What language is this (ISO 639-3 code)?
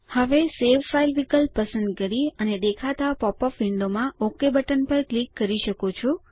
guj